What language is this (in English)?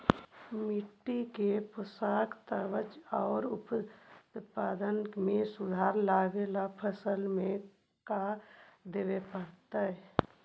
Magahi